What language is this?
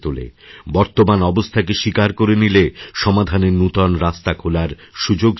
Bangla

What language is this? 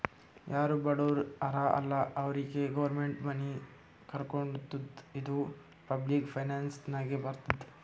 Kannada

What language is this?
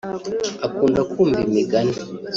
Kinyarwanda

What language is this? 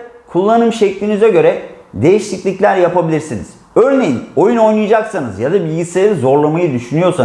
Turkish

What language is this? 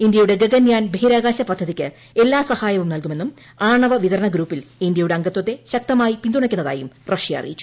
Malayalam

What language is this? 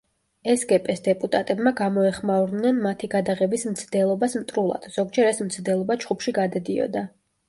Georgian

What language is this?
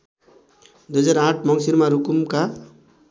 Nepali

